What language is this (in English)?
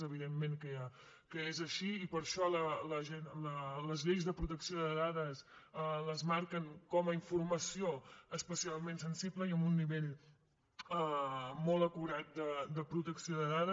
Catalan